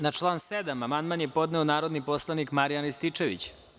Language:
Serbian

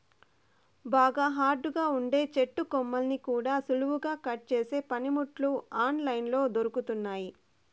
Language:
Telugu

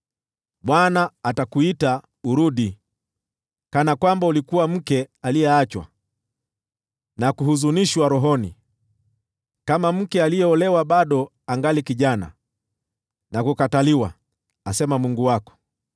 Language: Swahili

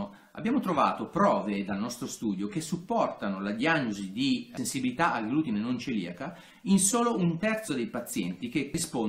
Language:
Italian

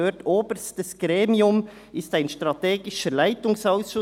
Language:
Swiss German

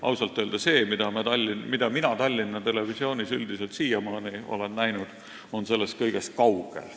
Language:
Estonian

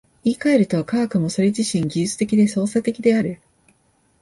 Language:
Japanese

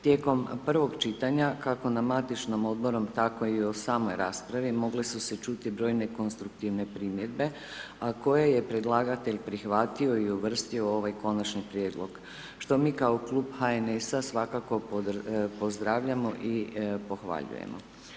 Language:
Croatian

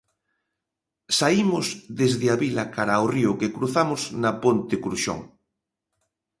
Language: Galician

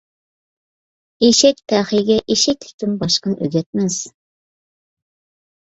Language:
Uyghur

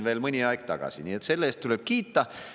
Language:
Estonian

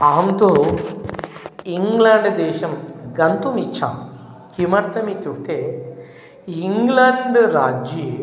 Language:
Sanskrit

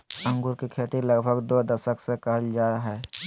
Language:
Magahi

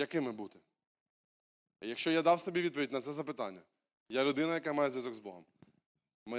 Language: Ukrainian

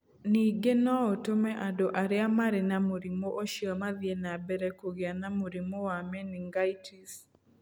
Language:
Kikuyu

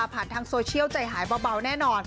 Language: Thai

